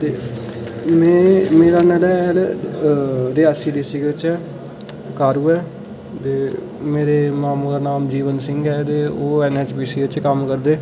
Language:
Dogri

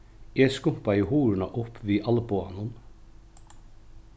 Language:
Faroese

